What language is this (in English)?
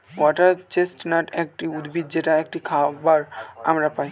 Bangla